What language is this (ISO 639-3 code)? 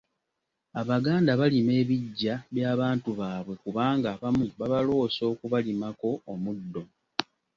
lug